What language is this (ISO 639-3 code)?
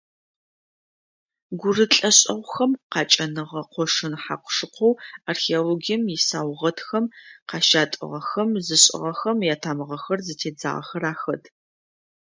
ady